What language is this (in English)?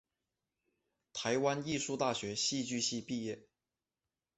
Chinese